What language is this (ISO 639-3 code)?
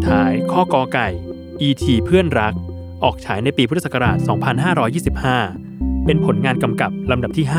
tha